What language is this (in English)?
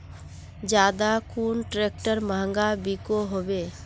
Magahi